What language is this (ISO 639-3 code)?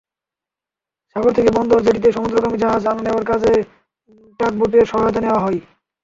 ben